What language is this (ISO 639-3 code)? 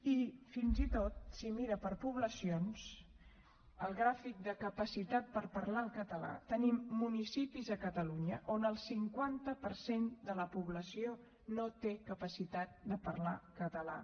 cat